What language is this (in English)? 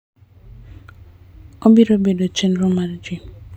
Luo (Kenya and Tanzania)